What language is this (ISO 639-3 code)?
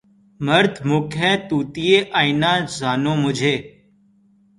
urd